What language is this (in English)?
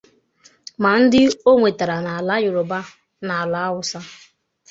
Igbo